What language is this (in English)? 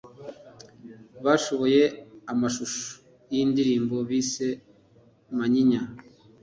Kinyarwanda